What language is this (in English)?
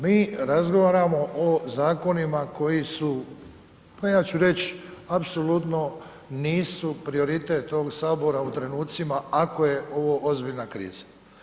Croatian